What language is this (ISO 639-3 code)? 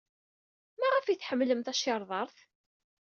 kab